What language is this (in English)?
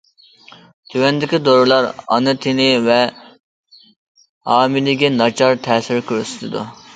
Uyghur